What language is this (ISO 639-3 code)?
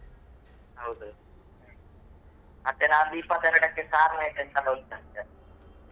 kan